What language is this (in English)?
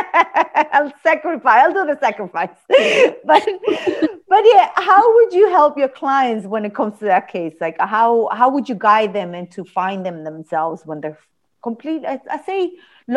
English